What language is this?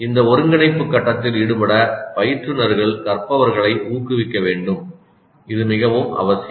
Tamil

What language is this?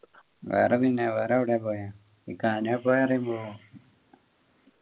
Malayalam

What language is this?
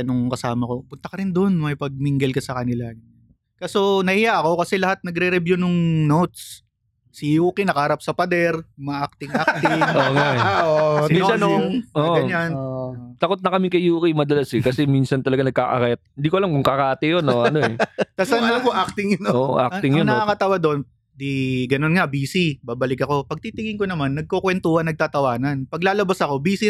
Filipino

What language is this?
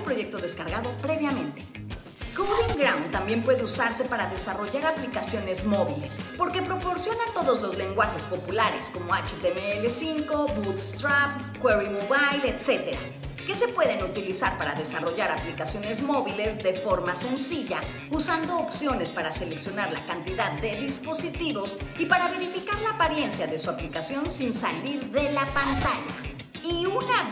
Spanish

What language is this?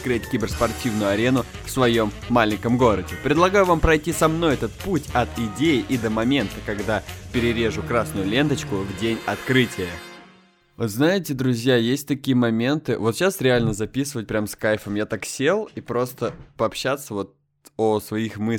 Russian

